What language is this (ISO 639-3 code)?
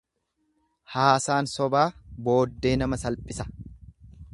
orm